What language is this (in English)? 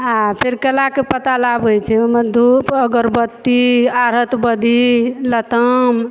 Maithili